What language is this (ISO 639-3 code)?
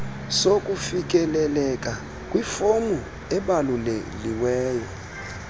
xho